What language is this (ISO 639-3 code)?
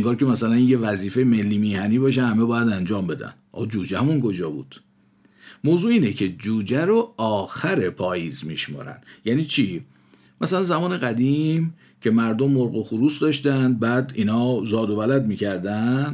fas